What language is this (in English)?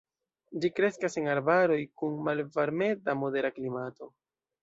Esperanto